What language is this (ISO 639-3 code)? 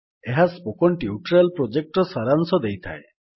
ori